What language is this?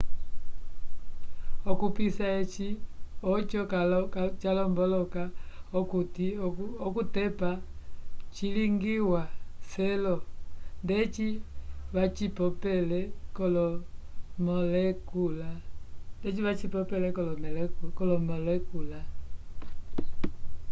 Umbundu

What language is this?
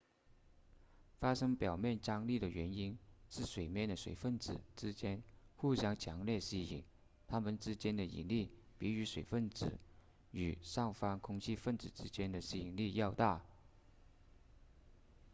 Chinese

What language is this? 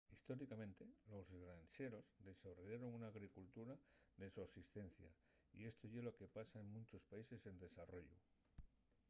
Asturian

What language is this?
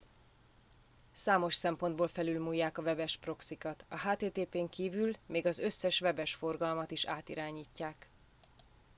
Hungarian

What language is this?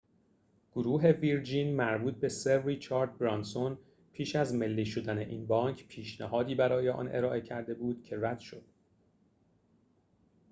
Persian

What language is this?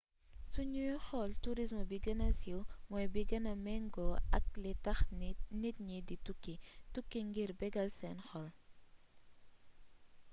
Wolof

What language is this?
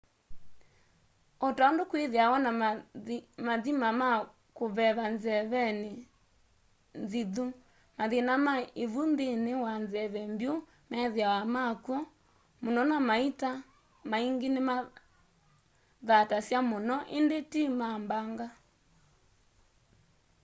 Kamba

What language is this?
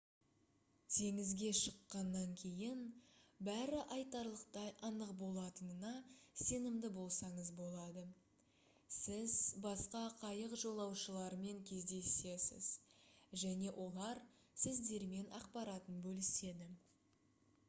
Kazakh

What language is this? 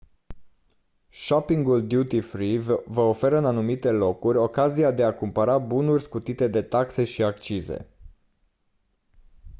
Romanian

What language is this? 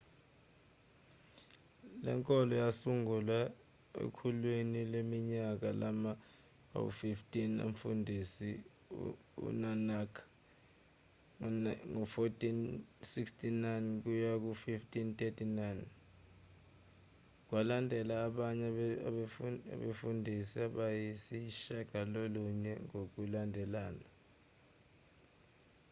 Zulu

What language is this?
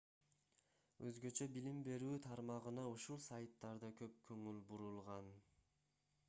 Kyrgyz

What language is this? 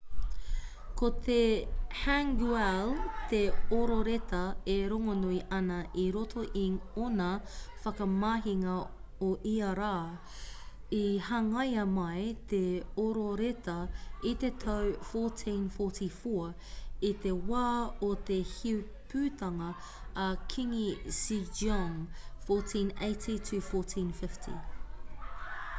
Māori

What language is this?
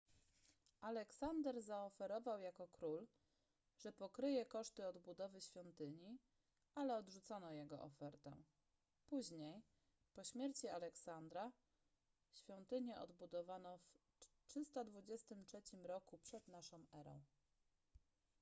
Polish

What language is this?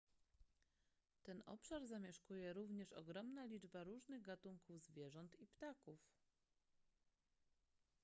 Polish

